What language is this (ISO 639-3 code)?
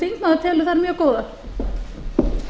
isl